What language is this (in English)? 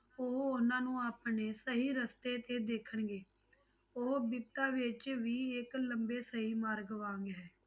Punjabi